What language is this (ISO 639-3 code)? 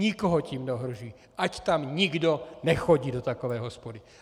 ces